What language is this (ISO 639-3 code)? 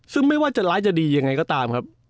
tha